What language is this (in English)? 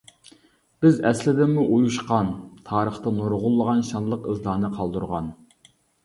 Uyghur